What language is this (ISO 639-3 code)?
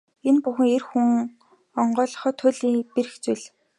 mon